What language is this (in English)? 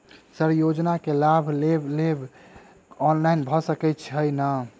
Maithili